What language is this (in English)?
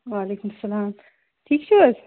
Kashmiri